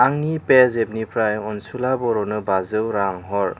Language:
Bodo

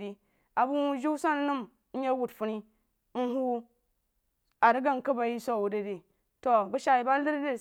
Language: Jiba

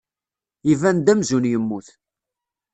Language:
Kabyle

